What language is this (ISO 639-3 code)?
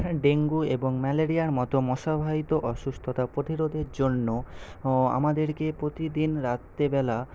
ben